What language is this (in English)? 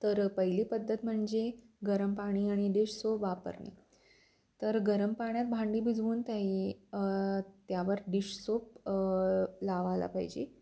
Marathi